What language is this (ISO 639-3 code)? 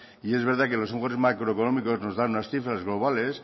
spa